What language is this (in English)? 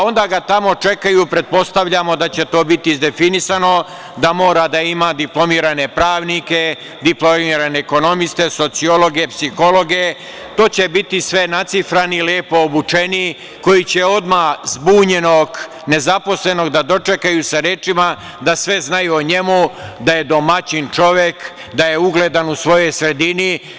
Serbian